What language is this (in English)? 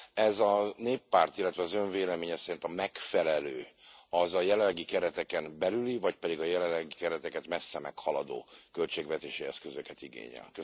Hungarian